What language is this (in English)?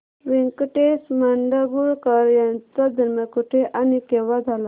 Marathi